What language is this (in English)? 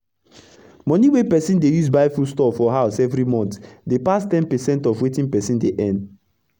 Nigerian Pidgin